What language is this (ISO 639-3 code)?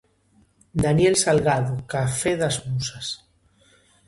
glg